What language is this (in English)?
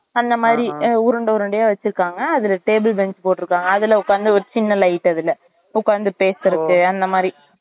Tamil